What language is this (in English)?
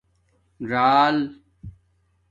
Domaaki